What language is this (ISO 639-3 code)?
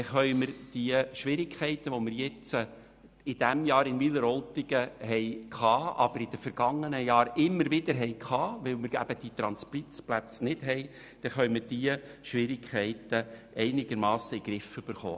gsw